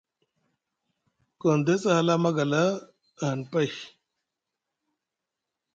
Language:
Musgu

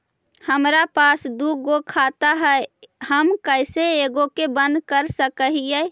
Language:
Magahi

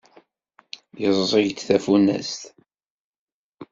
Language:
Kabyle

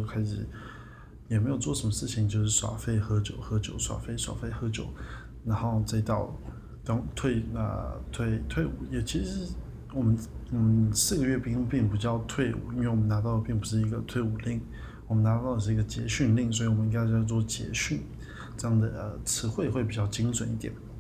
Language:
Chinese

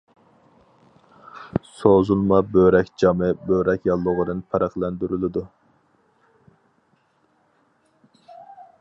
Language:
Uyghur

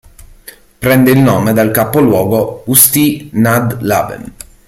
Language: Italian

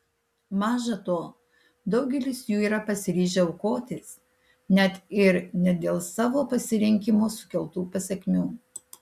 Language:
Lithuanian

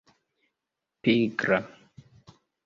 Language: Esperanto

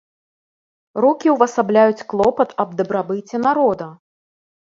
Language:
Belarusian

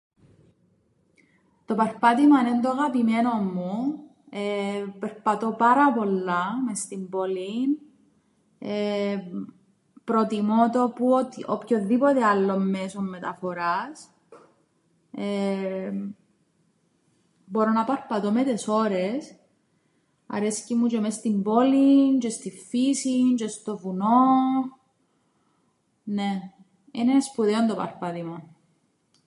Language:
Greek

